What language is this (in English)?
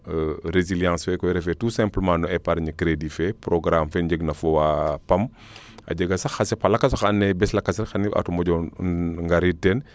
Serer